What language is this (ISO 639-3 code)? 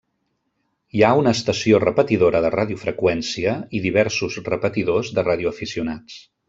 cat